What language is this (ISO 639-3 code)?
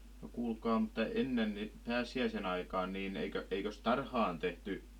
fin